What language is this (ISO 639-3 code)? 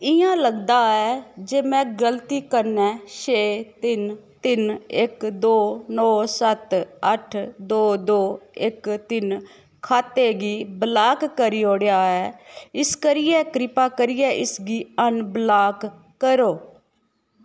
doi